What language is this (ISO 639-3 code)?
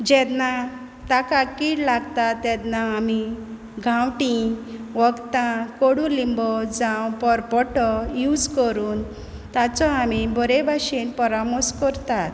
kok